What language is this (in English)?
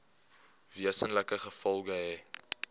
Afrikaans